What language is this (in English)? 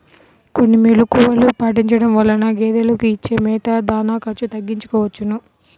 Telugu